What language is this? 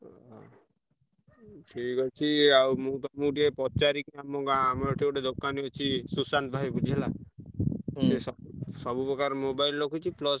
Odia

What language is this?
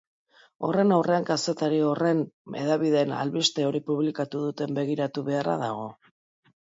Basque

